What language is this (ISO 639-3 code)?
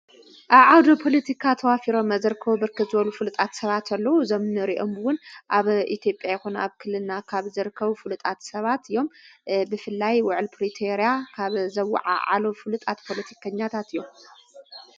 tir